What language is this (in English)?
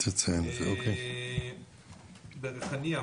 Hebrew